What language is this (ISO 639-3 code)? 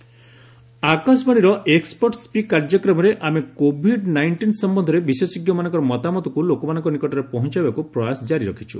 ori